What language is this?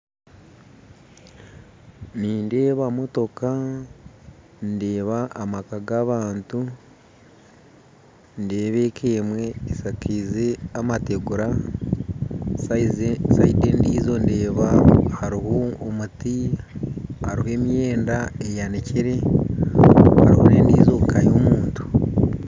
Nyankole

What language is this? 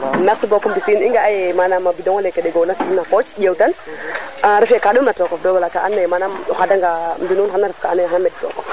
Serer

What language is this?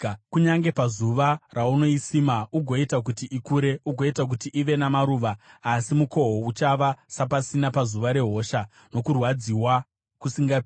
Shona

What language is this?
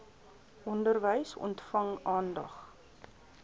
Afrikaans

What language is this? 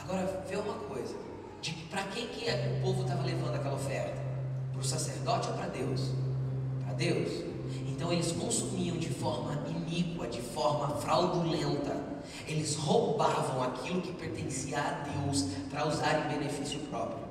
Portuguese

